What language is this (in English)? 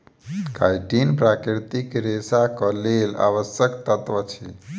Maithili